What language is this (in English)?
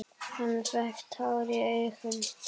Icelandic